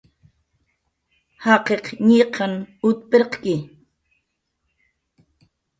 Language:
Jaqaru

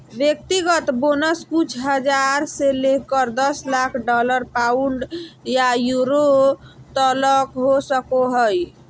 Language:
Magahi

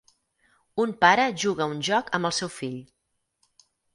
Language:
Catalan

